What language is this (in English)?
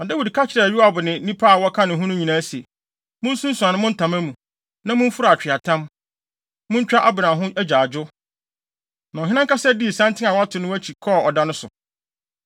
Akan